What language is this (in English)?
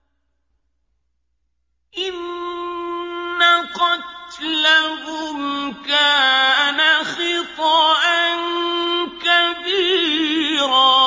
Arabic